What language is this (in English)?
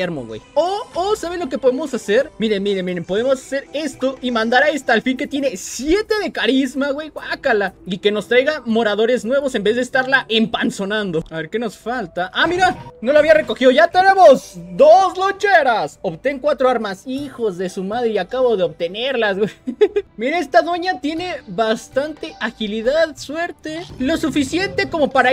Spanish